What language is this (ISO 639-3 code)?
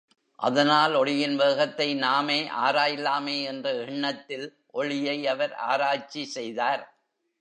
tam